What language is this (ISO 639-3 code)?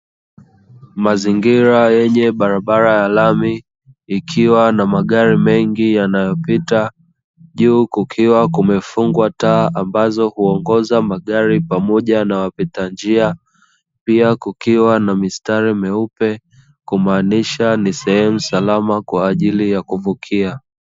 swa